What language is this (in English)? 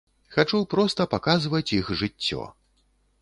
Belarusian